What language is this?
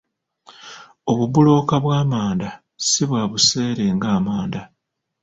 Ganda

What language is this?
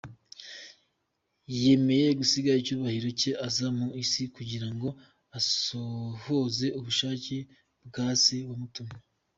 Kinyarwanda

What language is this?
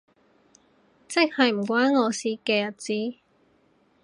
Cantonese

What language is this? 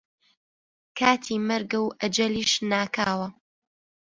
Central Kurdish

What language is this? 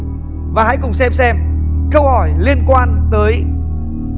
Vietnamese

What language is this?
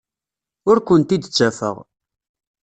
Kabyle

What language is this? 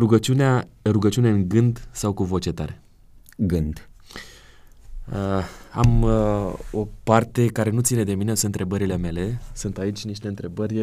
Romanian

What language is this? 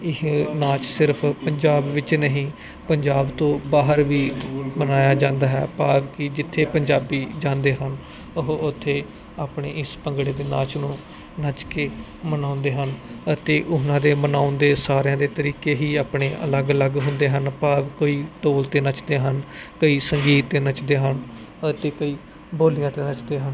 Punjabi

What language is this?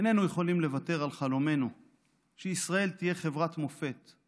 Hebrew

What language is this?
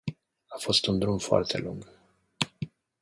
Romanian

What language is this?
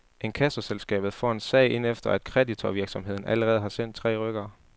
Danish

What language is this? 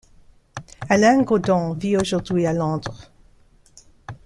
French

